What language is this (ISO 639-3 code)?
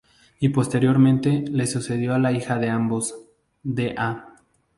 spa